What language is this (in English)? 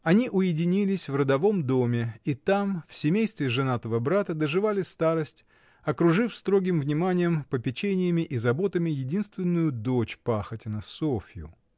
Russian